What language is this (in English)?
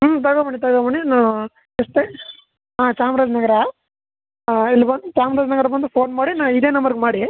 Kannada